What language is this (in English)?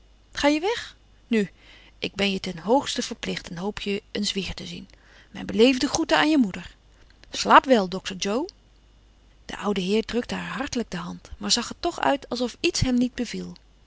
Dutch